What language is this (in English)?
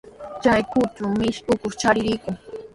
Sihuas Ancash Quechua